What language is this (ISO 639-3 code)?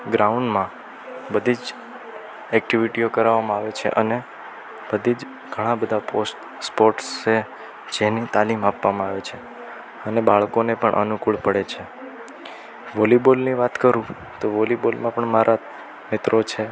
guj